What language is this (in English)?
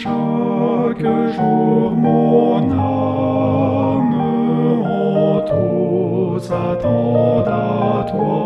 French